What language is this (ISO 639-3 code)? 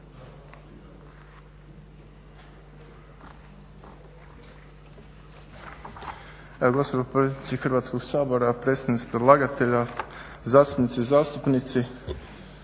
hrv